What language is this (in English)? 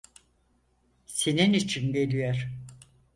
Turkish